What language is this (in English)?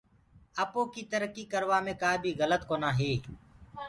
Gurgula